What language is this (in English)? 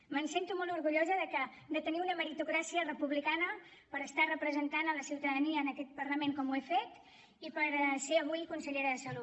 Catalan